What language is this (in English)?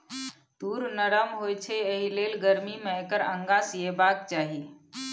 Maithili